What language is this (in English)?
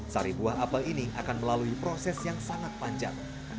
Indonesian